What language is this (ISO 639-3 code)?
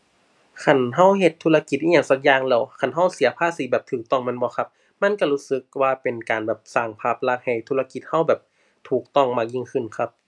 tha